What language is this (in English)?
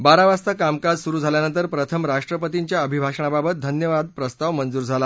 Marathi